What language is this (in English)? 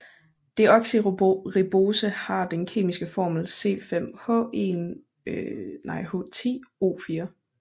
Danish